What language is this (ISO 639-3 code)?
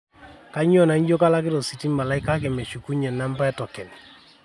mas